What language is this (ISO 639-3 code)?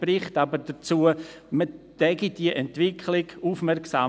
gsw